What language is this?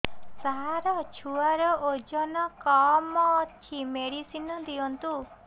Odia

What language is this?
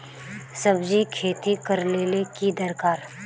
Magahi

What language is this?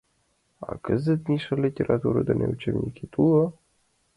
Mari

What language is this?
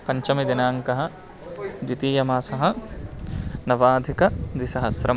Sanskrit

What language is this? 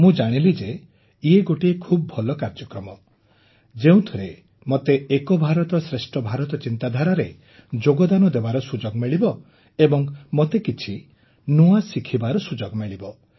Odia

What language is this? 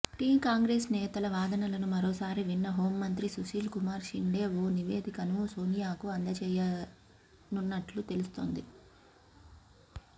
Telugu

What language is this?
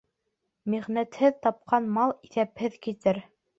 Bashkir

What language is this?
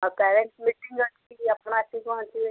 Odia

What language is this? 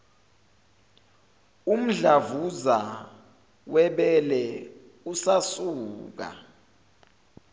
Zulu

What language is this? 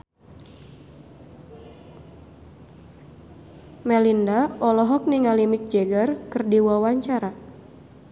Sundanese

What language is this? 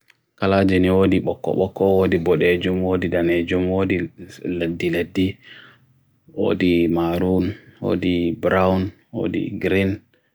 Bagirmi Fulfulde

